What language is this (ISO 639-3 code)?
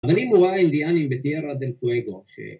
heb